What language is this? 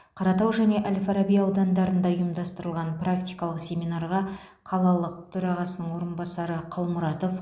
Kazakh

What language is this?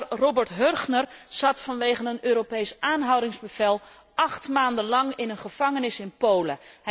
Dutch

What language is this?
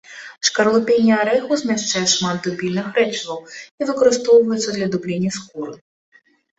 Belarusian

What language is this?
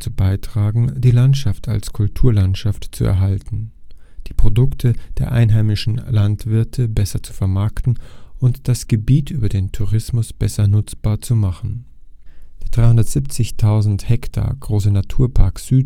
German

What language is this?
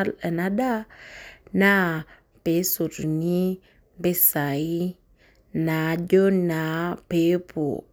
Masai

